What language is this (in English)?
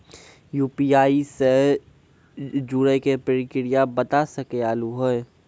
Maithili